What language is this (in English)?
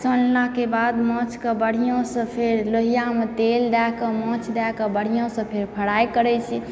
Maithili